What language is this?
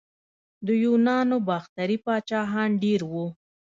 Pashto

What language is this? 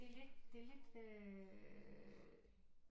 Danish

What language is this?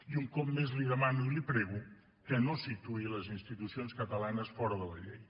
Catalan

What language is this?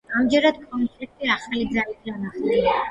Georgian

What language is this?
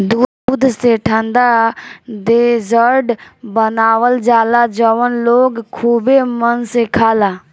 Bhojpuri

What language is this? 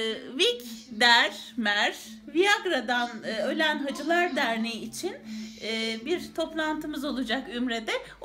Turkish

